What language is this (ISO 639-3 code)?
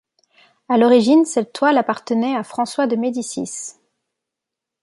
fra